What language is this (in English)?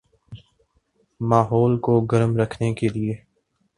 Urdu